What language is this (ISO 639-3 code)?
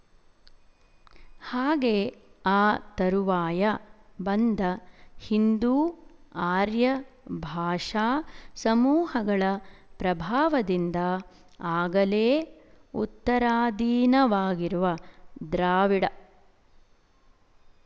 kan